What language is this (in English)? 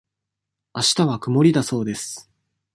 Japanese